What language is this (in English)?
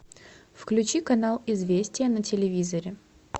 Russian